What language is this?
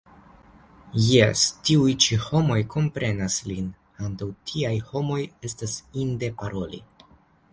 Esperanto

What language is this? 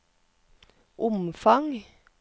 Norwegian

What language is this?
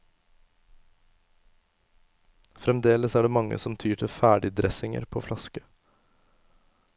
Norwegian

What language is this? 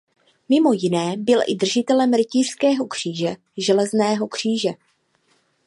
Czech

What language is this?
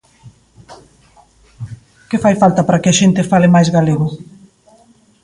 Galician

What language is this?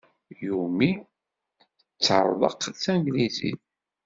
Kabyle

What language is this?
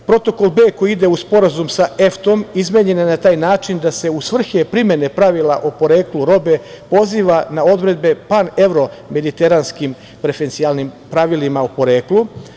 Serbian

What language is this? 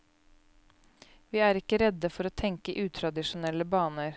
Norwegian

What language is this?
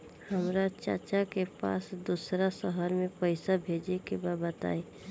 Bhojpuri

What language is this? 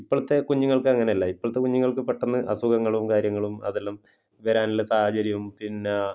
Malayalam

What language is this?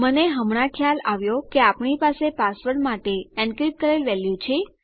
Gujarati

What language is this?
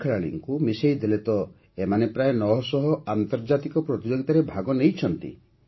Odia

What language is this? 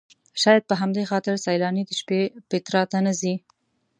Pashto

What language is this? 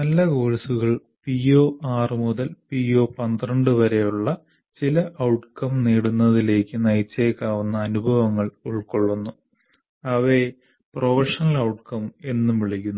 Malayalam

